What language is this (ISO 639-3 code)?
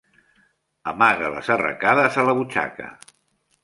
cat